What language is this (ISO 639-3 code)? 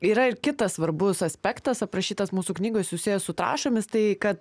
lit